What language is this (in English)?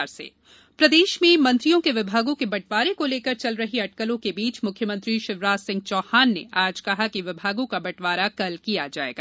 Hindi